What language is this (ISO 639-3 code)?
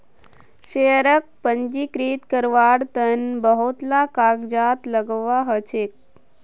mag